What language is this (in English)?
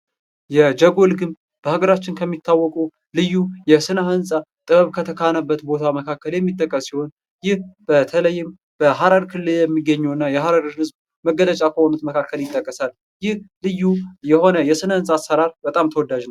Amharic